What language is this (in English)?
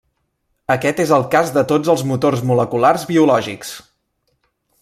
Catalan